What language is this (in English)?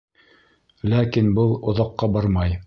Bashkir